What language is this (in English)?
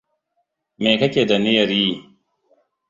Hausa